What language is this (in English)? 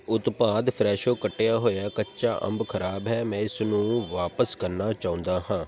Punjabi